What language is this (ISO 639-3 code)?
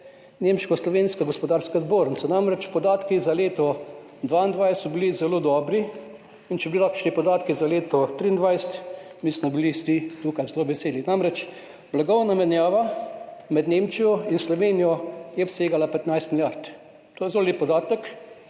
slv